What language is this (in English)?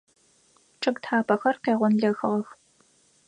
Adyghe